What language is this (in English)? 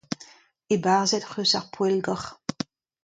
Breton